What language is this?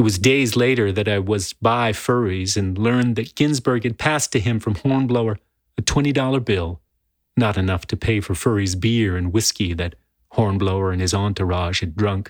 English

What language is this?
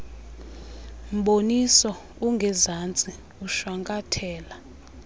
Xhosa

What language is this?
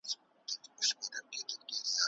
Pashto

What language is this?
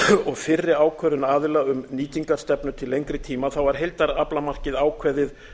Icelandic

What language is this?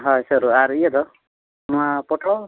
Santali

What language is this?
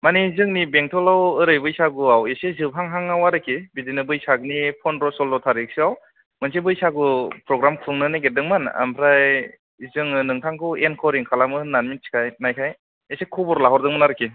Bodo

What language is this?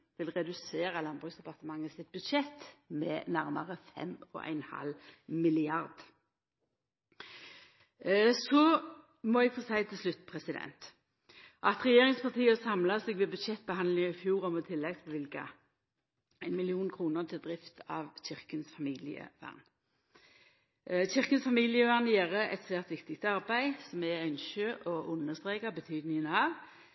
Norwegian Nynorsk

